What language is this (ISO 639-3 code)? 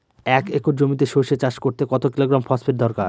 ben